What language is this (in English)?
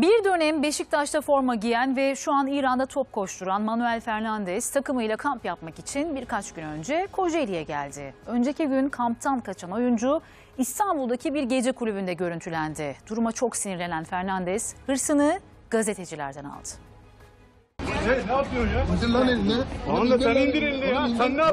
Turkish